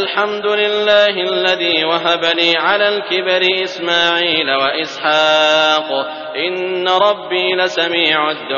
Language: Arabic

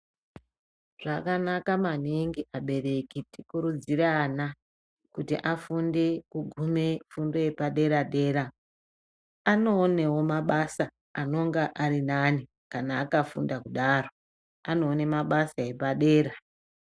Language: Ndau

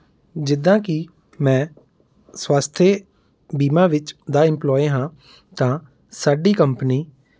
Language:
Punjabi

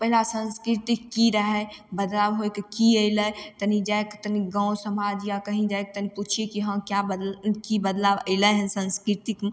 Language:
Maithili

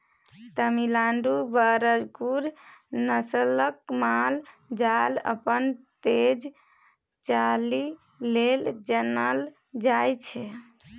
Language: Maithili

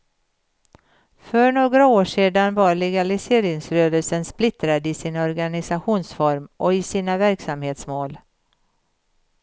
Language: Swedish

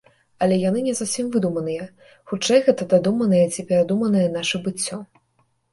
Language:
Belarusian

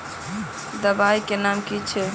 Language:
Magahi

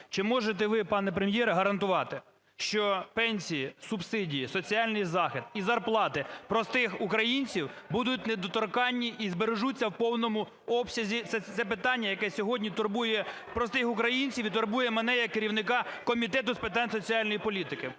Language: Ukrainian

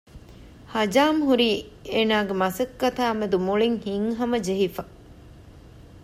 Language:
Divehi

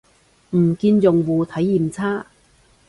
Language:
Cantonese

